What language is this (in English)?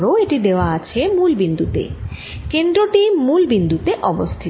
Bangla